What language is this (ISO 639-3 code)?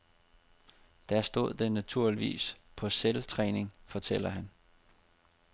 dan